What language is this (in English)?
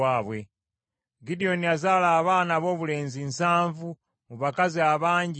Ganda